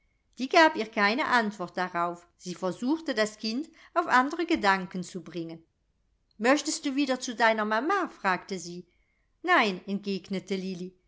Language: German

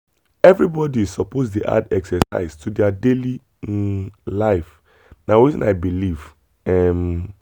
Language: Nigerian Pidgin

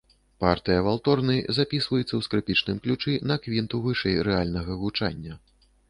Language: Belarusian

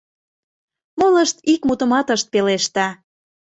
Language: Mari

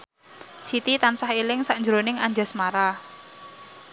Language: Javanese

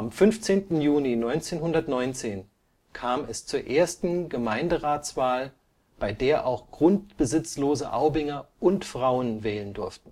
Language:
German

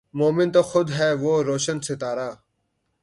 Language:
Urdu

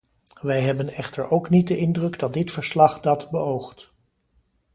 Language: Dutch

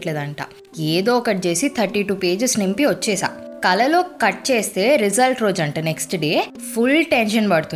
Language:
Telugu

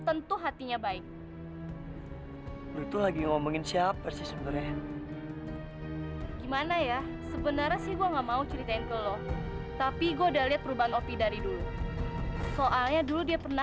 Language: Indonesian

